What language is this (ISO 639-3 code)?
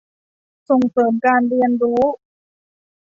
tha